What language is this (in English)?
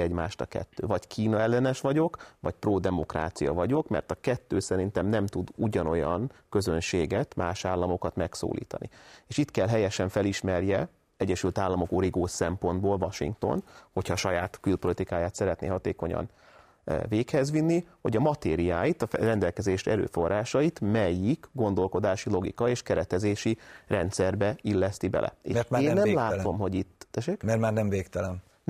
Hungarian